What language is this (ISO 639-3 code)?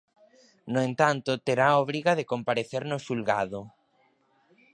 glg